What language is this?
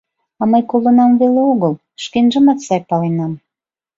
Mari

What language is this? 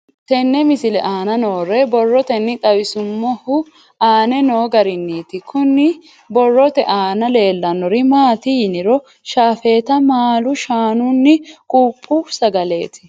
Sidamo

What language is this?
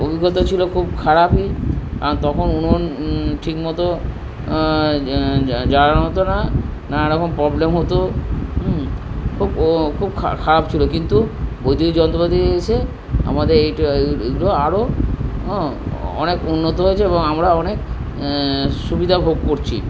Bangla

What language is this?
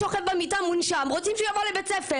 Hebrew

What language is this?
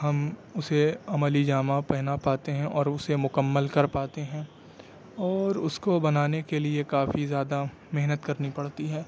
Urdu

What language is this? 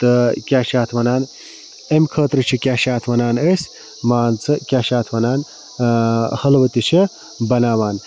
Kashmiri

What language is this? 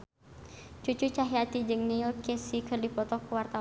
Sundanese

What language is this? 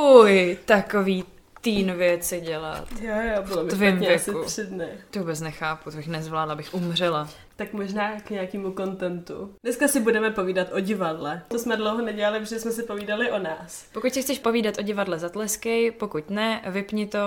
Czech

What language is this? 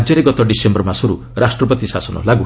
Odia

